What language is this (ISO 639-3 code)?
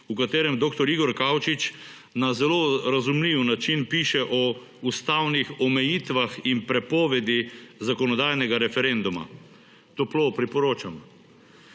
slv